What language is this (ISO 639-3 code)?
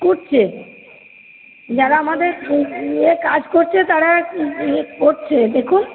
ben